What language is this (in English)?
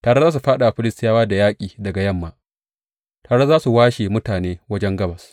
Hausa